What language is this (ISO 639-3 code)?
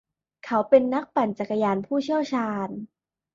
tha